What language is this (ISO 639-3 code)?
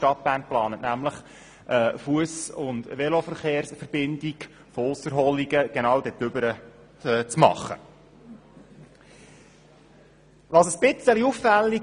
gsw